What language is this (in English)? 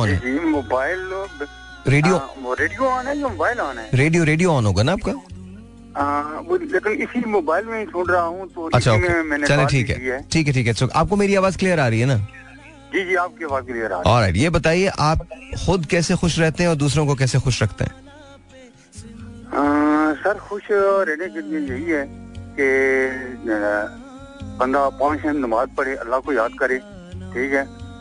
Hindi